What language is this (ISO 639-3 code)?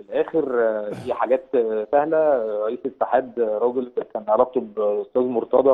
ara